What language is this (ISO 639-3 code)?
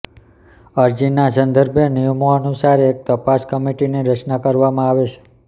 guj